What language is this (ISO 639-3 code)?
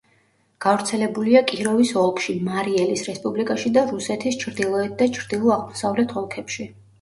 kat